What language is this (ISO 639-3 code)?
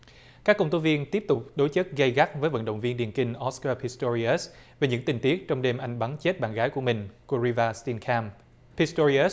vie